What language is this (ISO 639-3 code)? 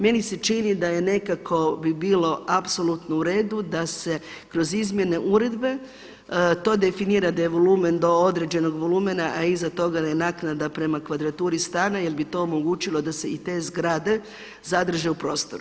hrv